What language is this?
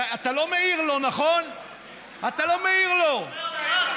Hebrew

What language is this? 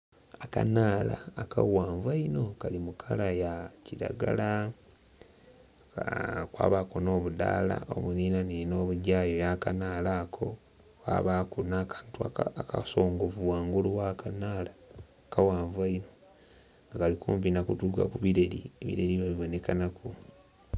Soga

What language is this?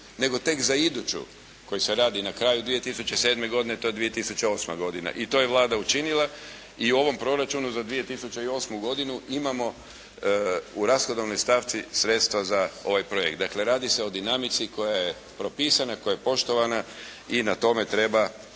Croatian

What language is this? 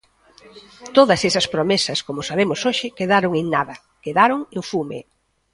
Galician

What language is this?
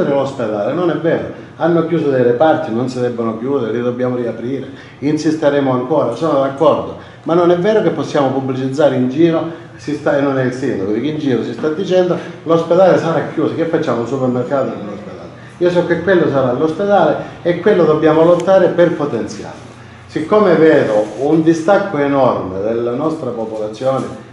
Italian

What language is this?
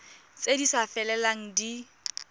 Tswana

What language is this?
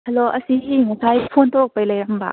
Manipuri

